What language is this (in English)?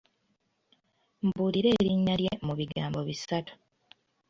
Ganda